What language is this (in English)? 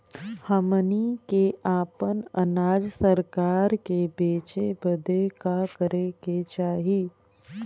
Bhojpuri